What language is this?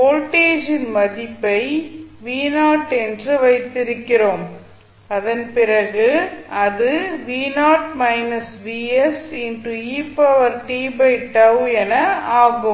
Tamil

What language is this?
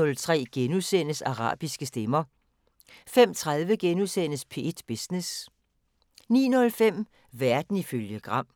Danish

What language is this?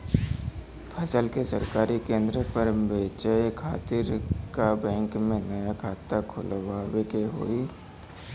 Bhojpuri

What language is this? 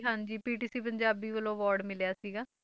Punjabi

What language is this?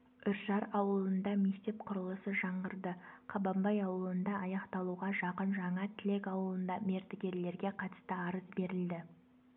Kazakh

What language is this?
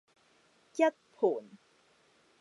Cantonese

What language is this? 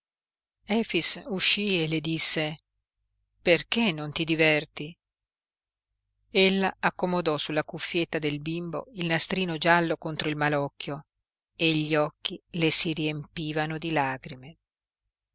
Italian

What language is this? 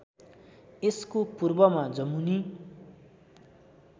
Nepali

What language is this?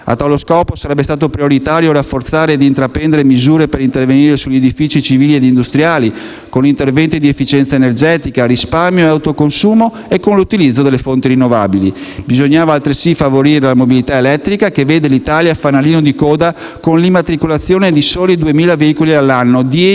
Italian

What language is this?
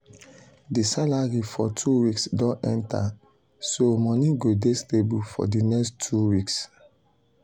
Nigerian Pidgin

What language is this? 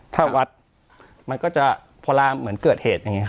Thai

